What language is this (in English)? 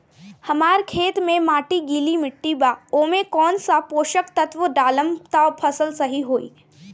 Bhojpuri